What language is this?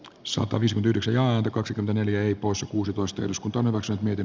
Finnish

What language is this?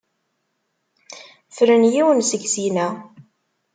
Kabyle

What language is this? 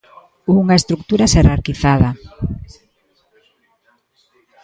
Galician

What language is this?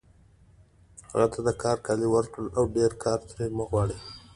Pashto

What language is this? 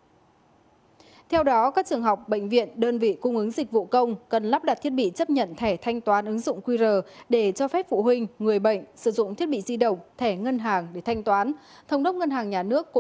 Vietnamese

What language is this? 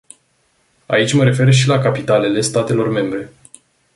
Romanian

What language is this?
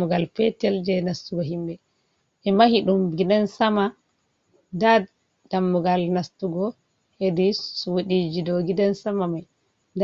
Fula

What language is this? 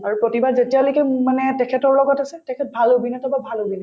Assamese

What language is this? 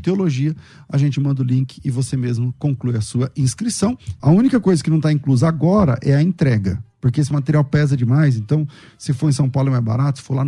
Portuguese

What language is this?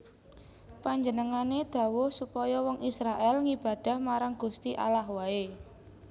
Javanese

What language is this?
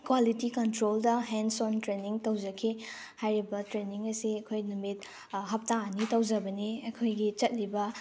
Manipuri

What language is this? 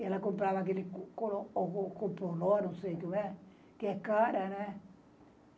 Portuguese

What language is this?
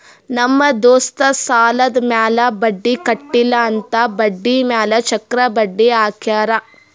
Kannada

